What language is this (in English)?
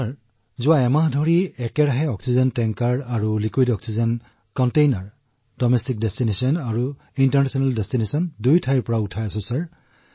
Assamese